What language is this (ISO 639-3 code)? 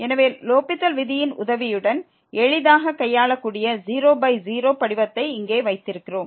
tam